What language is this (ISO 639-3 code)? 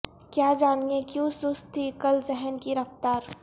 urd